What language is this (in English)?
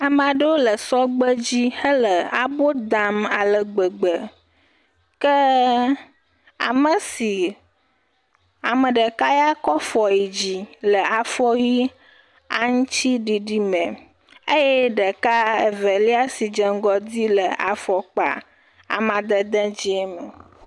Ewe